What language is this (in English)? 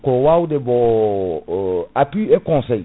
Fula